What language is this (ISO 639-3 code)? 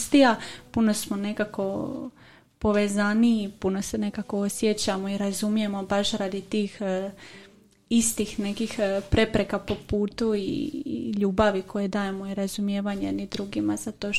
hrv